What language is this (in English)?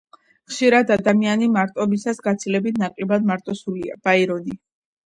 Georgian